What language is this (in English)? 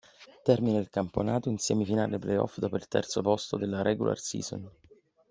Italian